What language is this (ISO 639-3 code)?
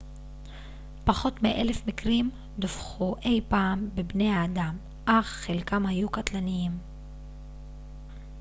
heb